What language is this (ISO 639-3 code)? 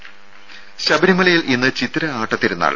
mal